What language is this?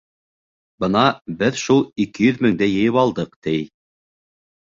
Bashkir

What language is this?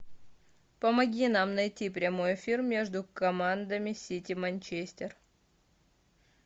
Russian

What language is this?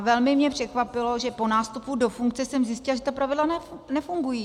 Czech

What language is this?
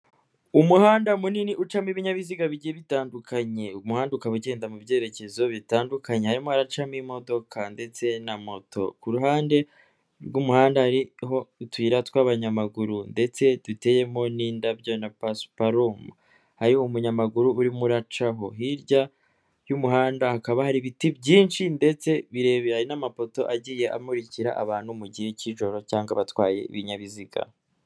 Kinyarwanda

